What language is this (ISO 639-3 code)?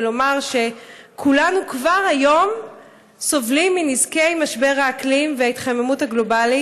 heb